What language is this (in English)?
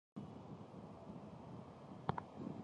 Chinese